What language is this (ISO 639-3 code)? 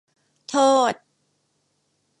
tha